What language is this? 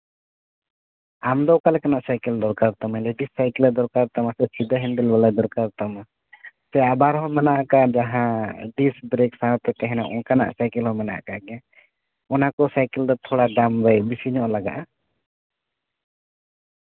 Santali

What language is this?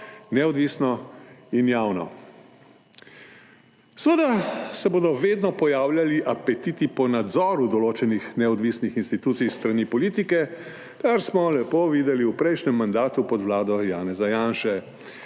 Slovenian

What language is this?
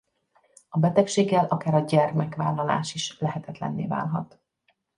Hungarian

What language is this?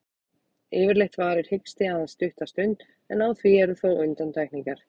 Icelandic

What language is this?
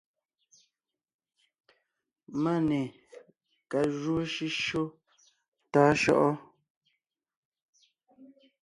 Ngiemboon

